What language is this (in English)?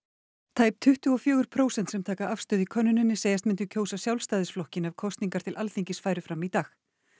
Icelandic